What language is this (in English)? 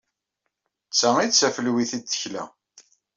Kabyle